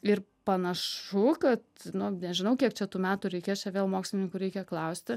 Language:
Lithuanian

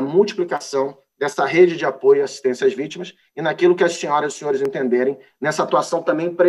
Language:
Portuguese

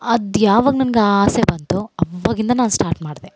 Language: Kannada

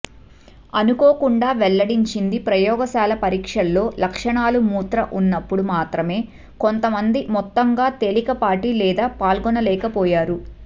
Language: Telugu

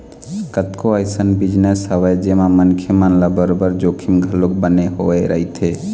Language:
Chhattisgarhi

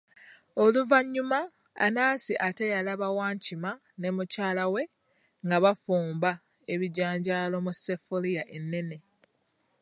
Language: Ganda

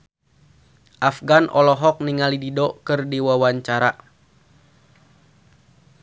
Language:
Sundanese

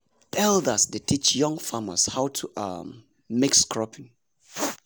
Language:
Nigerian Pidgin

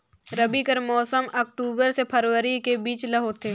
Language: Chhattisgarhi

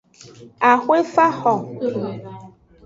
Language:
Aja (Benin)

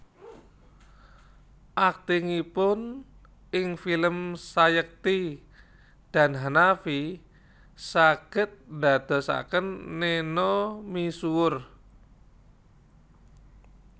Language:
Javanese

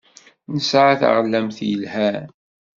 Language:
Kabyle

